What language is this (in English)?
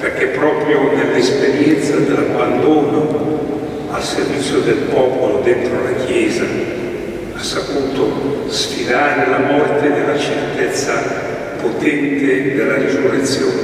Italian